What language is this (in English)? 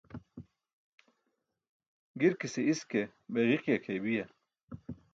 Burushaski